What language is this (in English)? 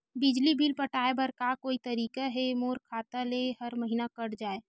Chhattisgarhi